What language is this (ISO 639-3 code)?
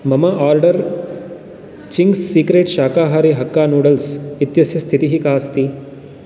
san